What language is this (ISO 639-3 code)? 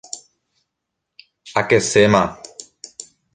grn